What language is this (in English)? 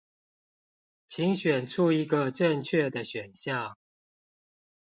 Chinese